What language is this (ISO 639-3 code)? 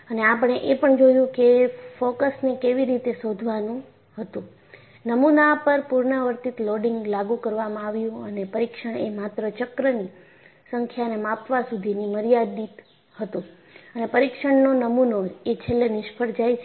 guj